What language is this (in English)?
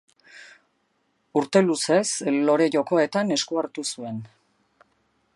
Basque